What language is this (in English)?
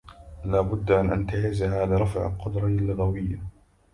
Arabic